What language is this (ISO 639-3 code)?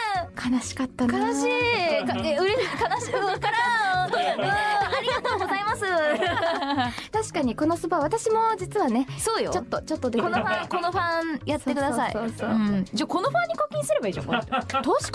jpn